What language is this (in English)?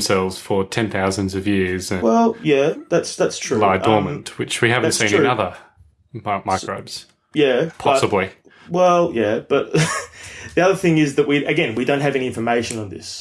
English